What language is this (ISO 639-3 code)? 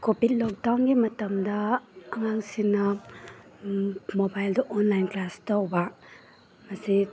mni